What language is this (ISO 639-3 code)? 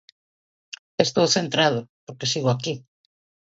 glg